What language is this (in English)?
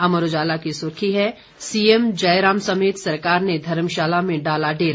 Hindi